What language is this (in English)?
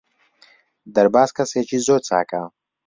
Central Kurdish